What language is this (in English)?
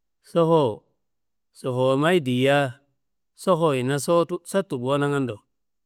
Kanembu